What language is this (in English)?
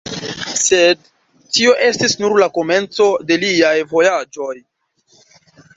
Esperanto